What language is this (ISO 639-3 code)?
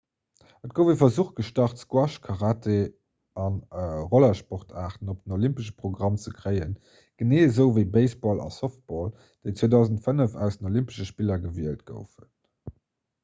ltz